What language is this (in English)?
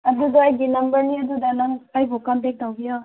Manipuri